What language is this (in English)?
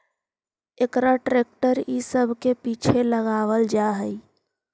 Magahi